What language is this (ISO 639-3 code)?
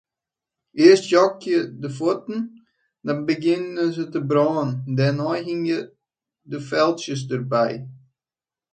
fry